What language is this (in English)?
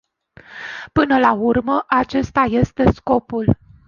Romanian